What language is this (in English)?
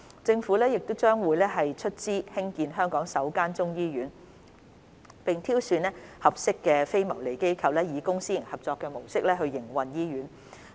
Cantonese